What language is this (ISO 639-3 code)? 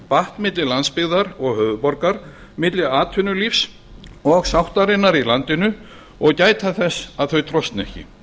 isl